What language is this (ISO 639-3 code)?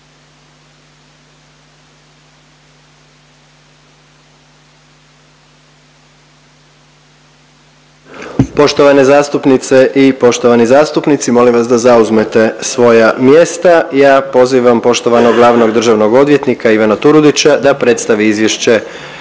hrv